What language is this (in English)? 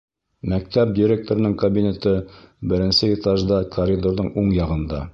Bashkir